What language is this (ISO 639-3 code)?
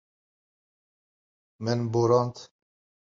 kur